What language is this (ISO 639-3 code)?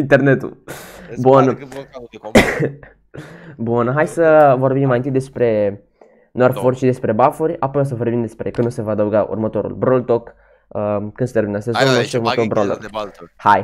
ron